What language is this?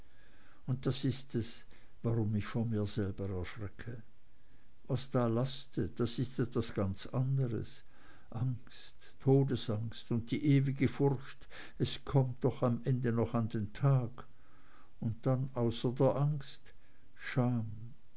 German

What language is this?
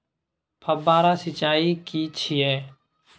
Maithili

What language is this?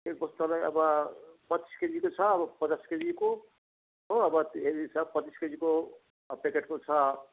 Nepali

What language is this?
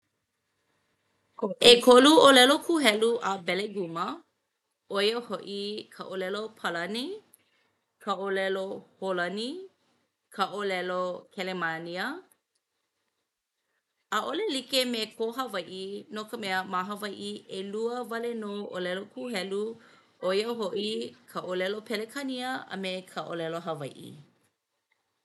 Hawaiian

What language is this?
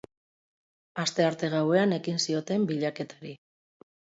Basque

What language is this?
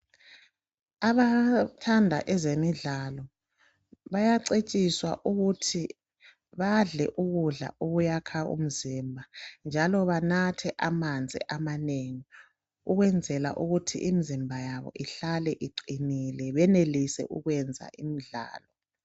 North Ndebele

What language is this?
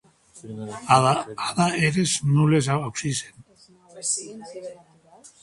Occitan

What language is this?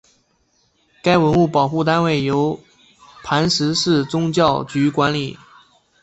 Chinese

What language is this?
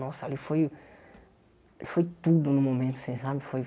Portuguese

